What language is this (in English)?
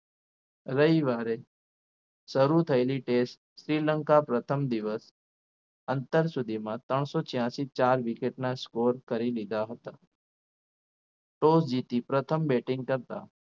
Gujarati